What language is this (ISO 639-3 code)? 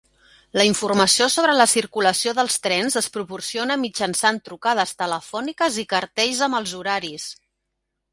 cat